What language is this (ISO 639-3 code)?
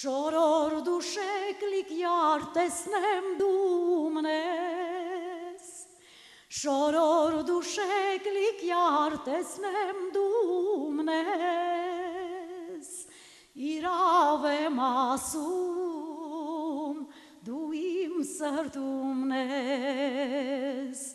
ukr